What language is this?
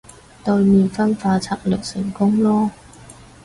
Cantonese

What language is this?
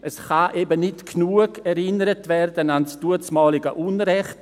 Swiss German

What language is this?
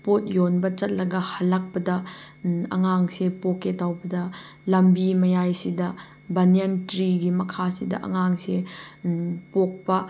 Manipuri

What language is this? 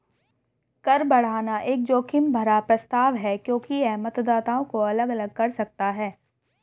Hindi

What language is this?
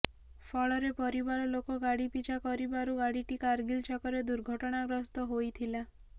Odia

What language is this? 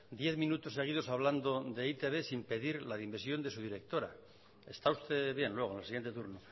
Spanish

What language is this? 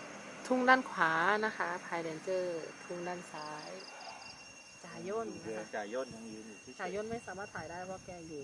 Thai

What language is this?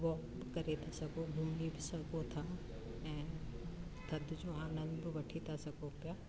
Sindhi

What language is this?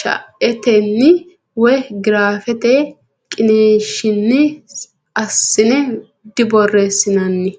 Sidamo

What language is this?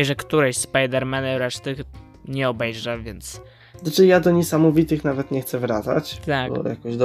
Polish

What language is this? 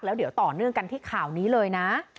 Thai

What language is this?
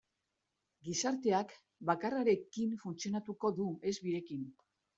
Basque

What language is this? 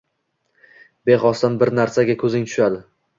Uzbek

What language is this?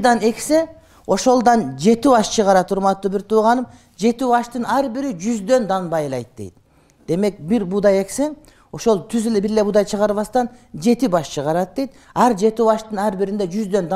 Turkish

